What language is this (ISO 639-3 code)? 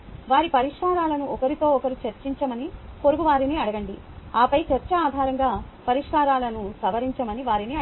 tel